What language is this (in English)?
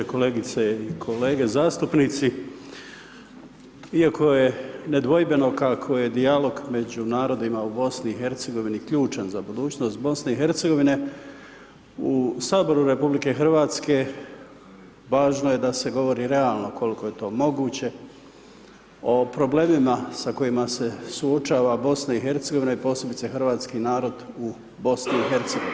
Croatian